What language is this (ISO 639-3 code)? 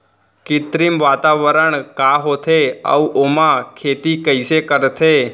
hne